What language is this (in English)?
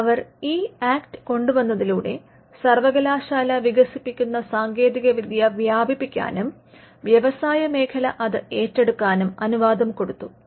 Malayalam